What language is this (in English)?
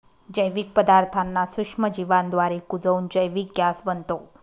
Marathi